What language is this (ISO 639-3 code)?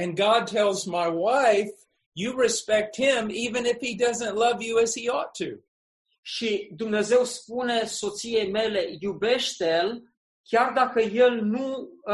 ron